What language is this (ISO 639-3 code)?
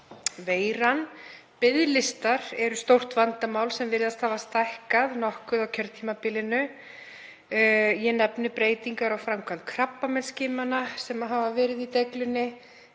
isl